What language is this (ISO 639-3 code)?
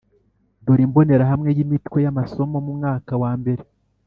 kin